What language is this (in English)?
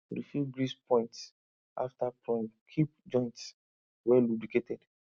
Nigerian Pidgin